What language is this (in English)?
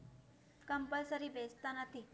Gujarati